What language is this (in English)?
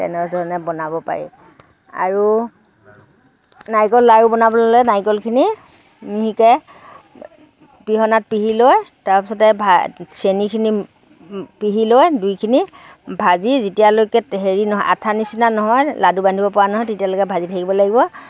Assamese